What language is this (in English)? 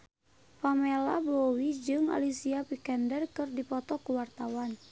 Sundanese